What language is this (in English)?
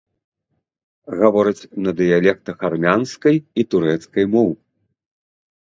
Belarusian